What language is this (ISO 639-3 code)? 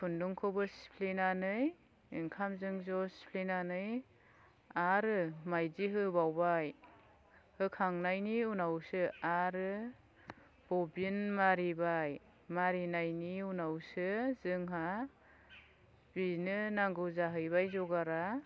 brx